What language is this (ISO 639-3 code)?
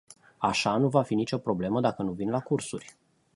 ron